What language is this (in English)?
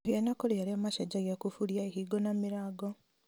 Kikuyu